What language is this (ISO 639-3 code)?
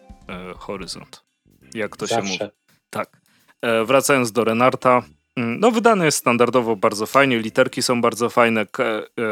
pol